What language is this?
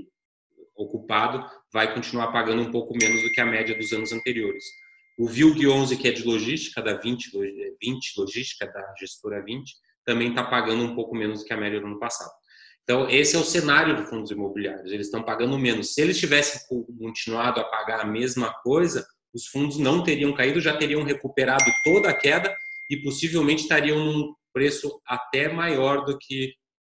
Portuguese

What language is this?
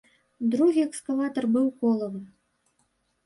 Belarusian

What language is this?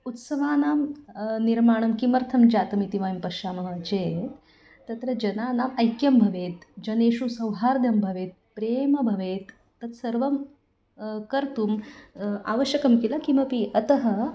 Sanskrit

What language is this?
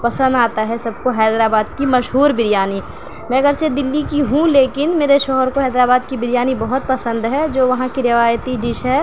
Urdu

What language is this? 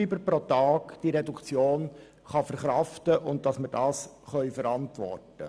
Swiss German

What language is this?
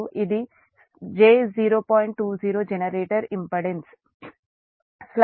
Telugu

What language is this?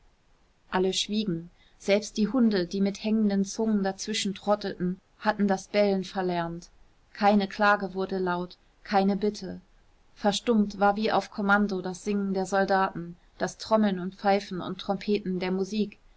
German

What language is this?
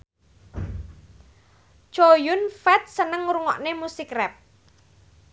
Javanese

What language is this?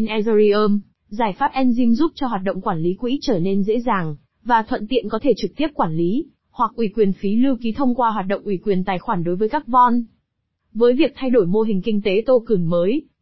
Vietnamese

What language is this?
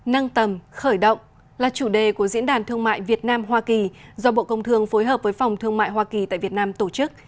Vietnamese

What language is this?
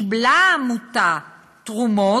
Hebrew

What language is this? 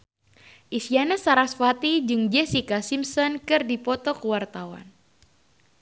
Sundanese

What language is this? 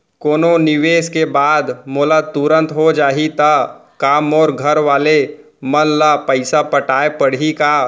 Chhattisgarhi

